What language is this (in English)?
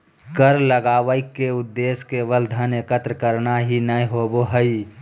Magahi